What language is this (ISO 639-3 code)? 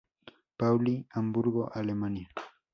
spa